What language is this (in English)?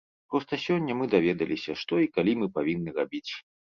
Belarusian